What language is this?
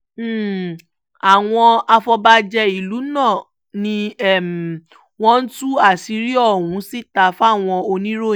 Yoruba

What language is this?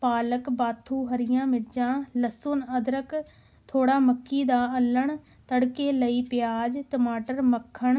Punjabi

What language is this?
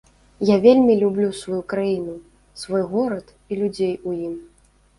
Belarusian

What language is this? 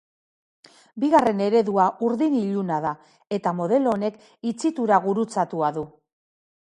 Basque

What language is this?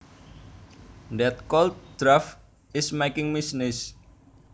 Javanese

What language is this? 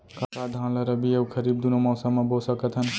Chhattisgarhi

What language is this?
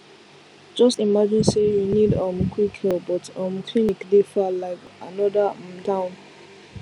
Nigerian Pidgin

